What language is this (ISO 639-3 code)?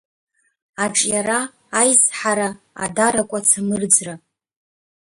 abk